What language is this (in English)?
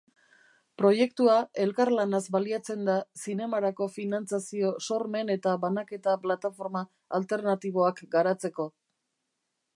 Basque